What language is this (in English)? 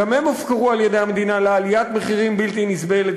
Hebrew